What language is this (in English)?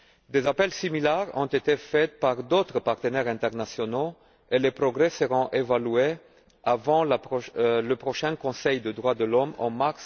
French